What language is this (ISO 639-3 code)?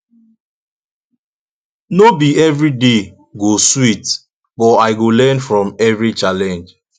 pcm